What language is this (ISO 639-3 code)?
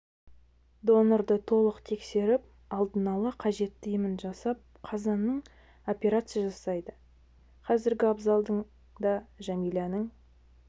kaz